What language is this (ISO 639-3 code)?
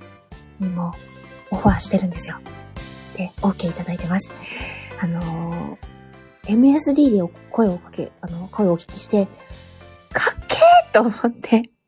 jpn